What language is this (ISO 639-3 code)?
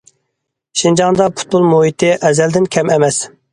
uig